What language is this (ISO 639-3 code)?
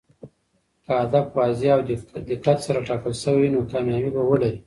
pus